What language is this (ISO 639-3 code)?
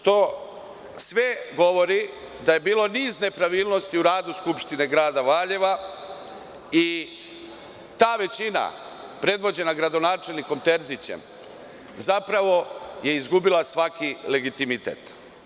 srp